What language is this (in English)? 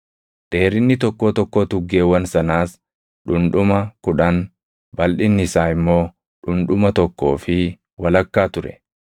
Oromo